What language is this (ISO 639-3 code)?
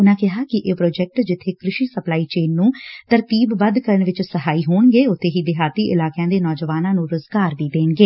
pan